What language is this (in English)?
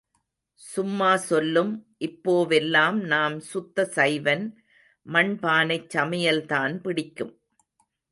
Tamil